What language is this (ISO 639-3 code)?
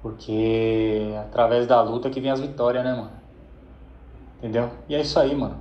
por